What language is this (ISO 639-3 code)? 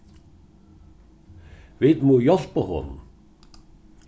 fao